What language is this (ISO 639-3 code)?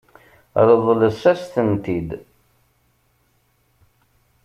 kab